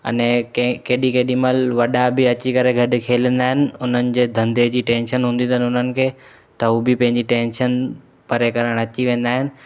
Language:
Sindhi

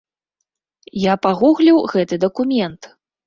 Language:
Belarusian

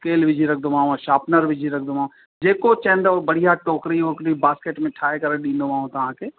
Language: Sindhi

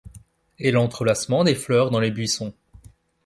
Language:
French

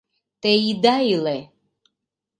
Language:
Mari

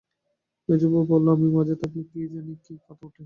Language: Bangla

